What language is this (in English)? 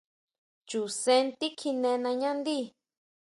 Huautla Mazatec